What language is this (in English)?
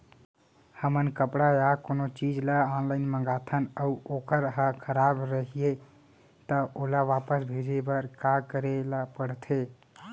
Chhattisgarhi